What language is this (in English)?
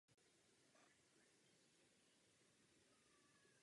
Czech